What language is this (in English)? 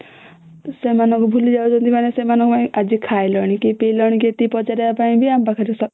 Odia